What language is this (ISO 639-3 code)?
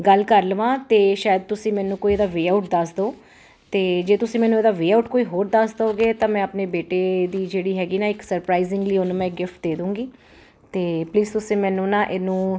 pan